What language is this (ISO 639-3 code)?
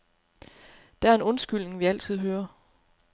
dan